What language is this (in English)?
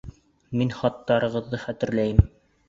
Bashkir